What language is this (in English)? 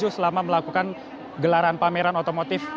Indonesian